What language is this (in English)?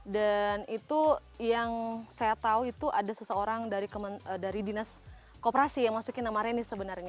Indonesian